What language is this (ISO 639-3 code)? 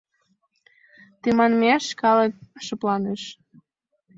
chm